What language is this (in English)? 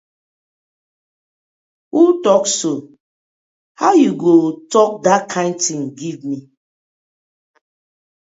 Nigerian Pidgin